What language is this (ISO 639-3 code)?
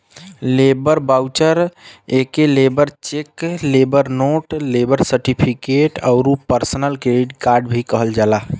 bho